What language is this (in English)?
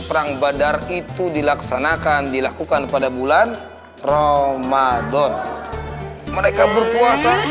Indonesian